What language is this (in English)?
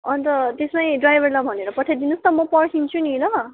Nepali